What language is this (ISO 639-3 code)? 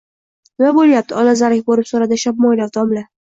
uzb